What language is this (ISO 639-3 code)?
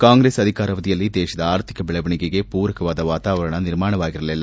kan